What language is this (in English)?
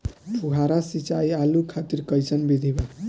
Bhojpuri